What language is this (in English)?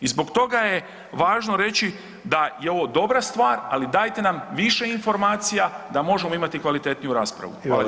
Croatian